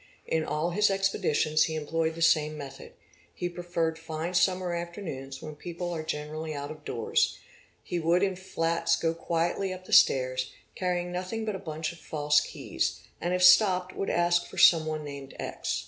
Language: English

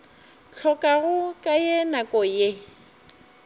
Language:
Northern Sotho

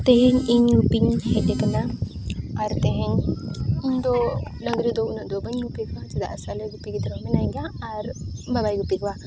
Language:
Santali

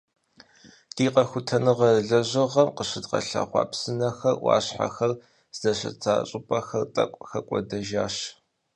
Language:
Kabardian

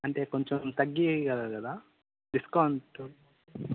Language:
Telugu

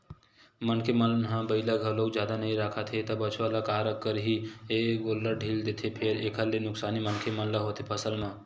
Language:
Chhattisgarhi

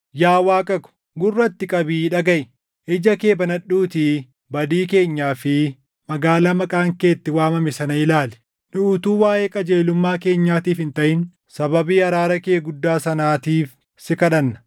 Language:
Oromo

